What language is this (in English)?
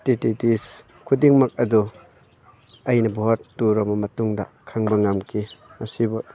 Manipuri